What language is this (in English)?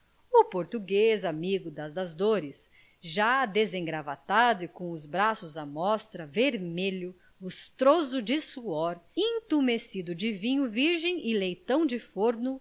Portuguese